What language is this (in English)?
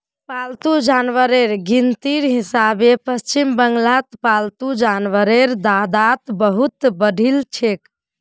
Magahi